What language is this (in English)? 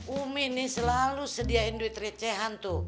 Indonesian